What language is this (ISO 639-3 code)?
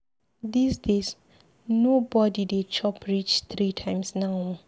pcm